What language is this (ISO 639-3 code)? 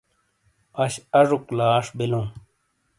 scl